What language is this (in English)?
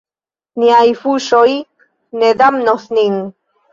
Esperanto